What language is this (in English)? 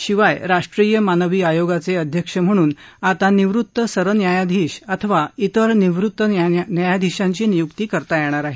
Marathi